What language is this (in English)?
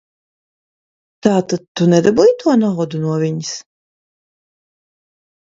Latvian